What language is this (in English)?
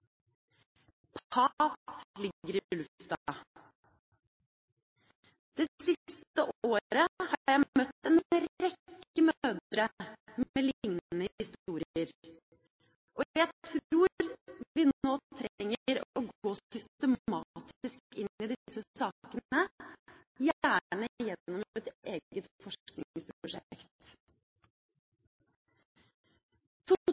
Norwegian Bokmål